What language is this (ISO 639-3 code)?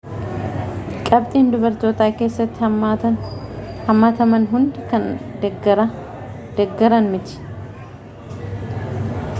orm